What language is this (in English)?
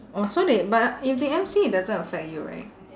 English